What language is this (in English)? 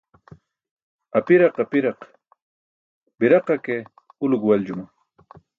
Burushaski